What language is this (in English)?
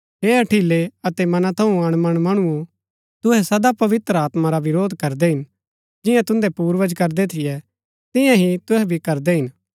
Gaddi